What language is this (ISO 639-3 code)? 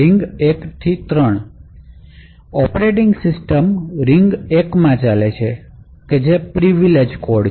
guj